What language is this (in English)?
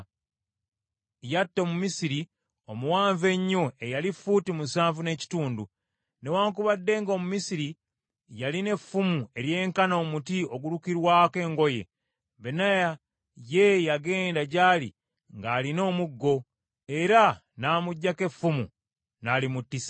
Ganda